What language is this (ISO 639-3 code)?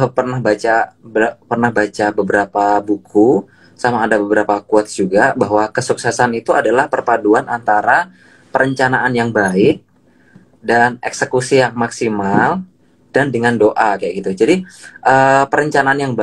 ind